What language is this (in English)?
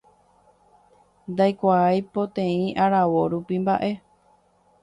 Guarani